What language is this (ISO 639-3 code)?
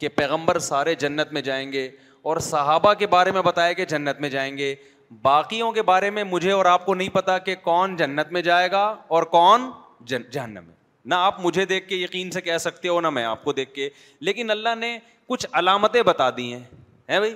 urd